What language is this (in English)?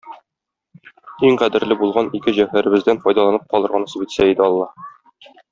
Tatar